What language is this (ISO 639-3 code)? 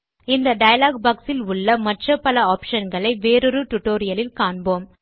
tam